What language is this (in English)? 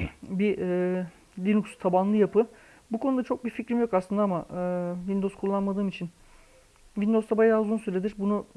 Turkish